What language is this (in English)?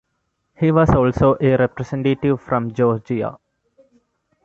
English